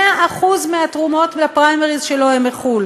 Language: Hebrew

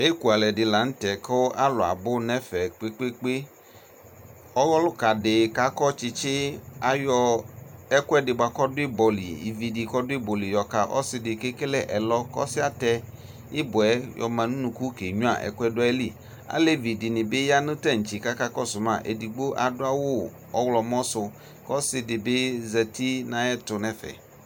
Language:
Ikposo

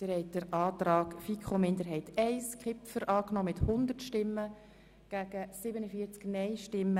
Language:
Swiss German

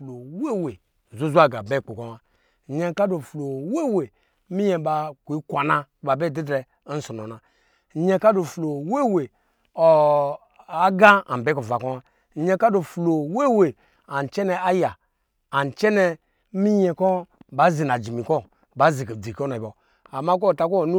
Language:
Lijili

